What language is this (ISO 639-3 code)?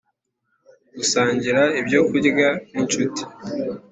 kin